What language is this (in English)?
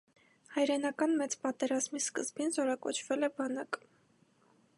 Armenian